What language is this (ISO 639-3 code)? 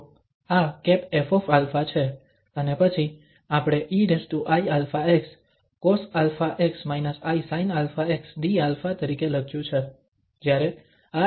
guj